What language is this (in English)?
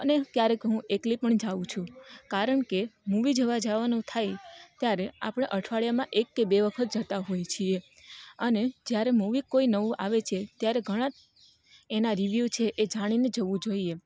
Gujarati